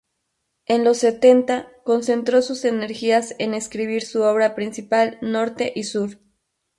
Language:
Spanish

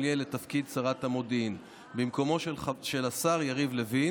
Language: Hebrew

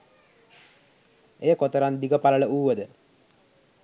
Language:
Sinhala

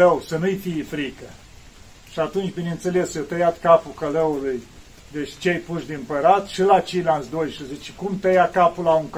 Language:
Romanian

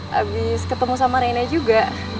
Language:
Indonesian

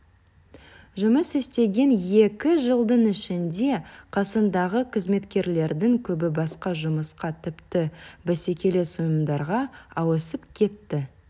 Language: Kazakh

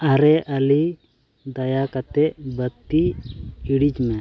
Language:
Santali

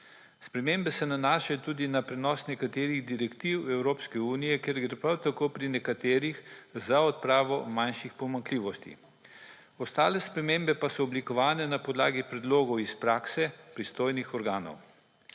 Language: Slovenian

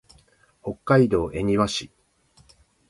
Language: Japanese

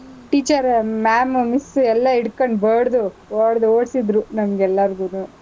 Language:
Kannada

